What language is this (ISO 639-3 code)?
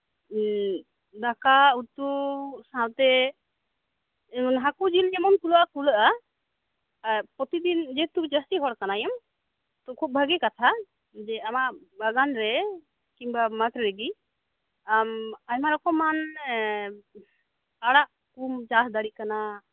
sat